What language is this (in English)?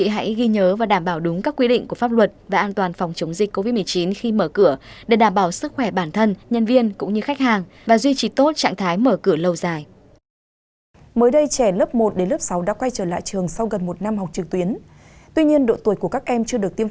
Vietnamese